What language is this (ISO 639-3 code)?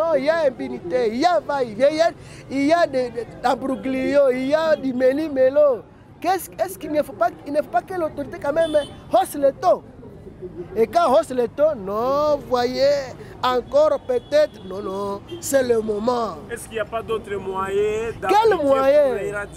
fra